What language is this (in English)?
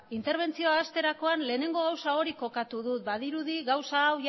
Basque